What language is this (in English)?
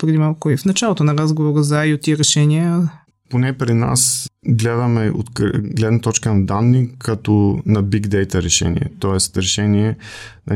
Bulgarian